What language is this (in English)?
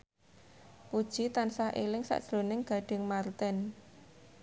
Javanese